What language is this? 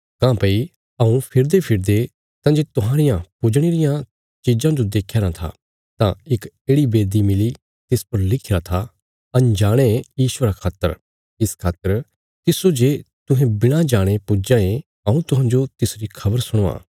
Bilaspuri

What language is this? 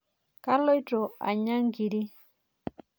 Masai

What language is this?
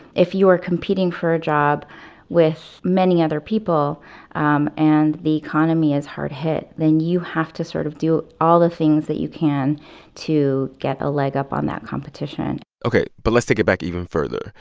English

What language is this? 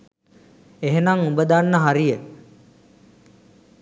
Sinhala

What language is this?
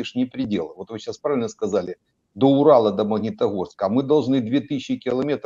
Russian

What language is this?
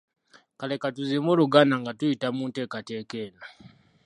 Ganda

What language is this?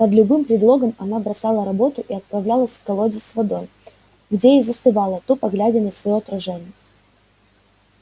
Russian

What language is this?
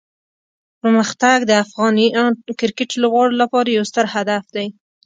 Pashto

